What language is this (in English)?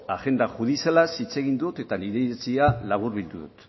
Basque